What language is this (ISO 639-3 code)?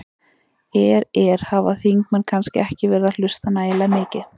isl